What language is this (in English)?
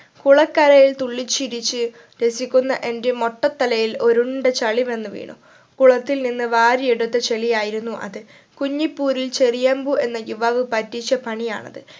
Malayalam